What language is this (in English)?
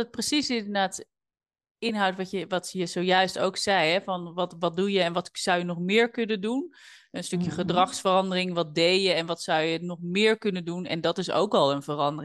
Dutch